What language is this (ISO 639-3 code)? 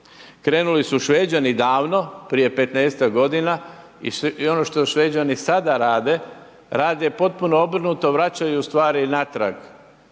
hrv